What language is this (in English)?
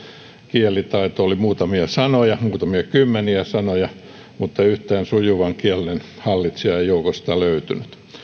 Finnish